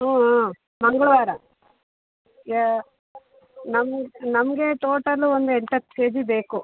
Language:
Kannada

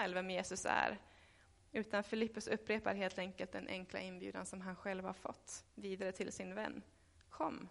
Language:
Swedish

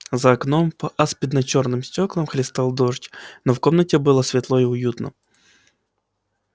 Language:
Russian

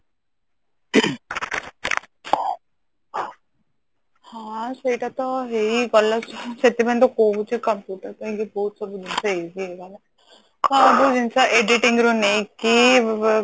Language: Odia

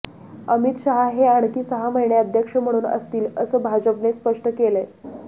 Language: Marathi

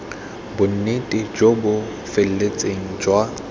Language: Tswana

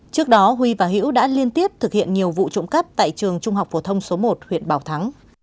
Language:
Vietnamese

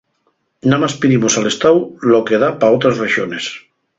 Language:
Asturian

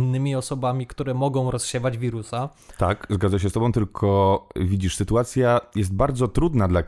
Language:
Polish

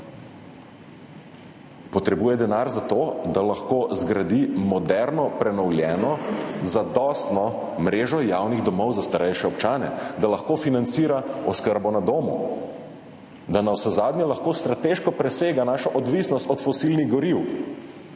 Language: Slovenian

